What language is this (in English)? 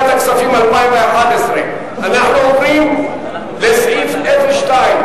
Hebrew